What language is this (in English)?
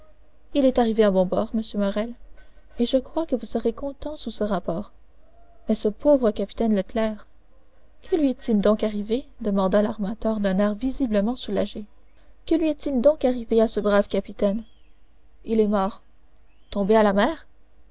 French